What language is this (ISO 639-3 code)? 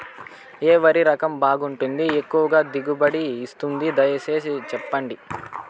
tel